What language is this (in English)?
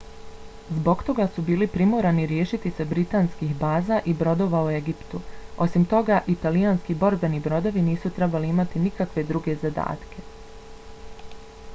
Bosnian